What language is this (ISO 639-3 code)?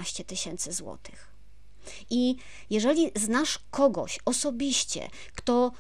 pol